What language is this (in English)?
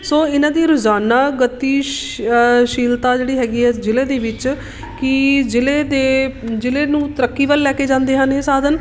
Punjabi